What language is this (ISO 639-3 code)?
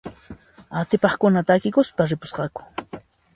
qxp